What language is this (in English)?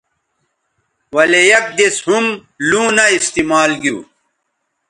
Bateri